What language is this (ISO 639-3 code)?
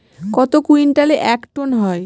ben